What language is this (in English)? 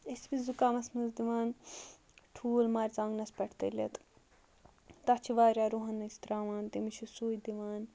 Kashmiri